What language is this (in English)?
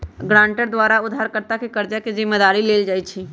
Magahi